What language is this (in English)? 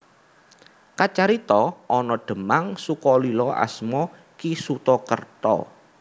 Javanese